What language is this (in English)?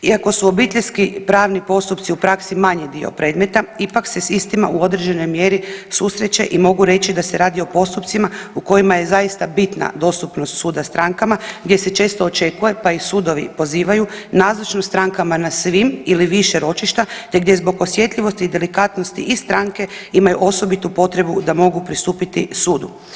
Croatian